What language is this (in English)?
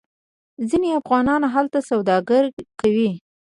Pashto